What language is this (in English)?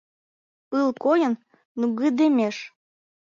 Mari